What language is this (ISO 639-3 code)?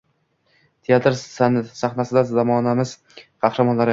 uzb